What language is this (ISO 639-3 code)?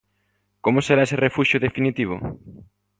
glg